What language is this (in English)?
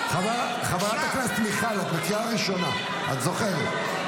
Hebrew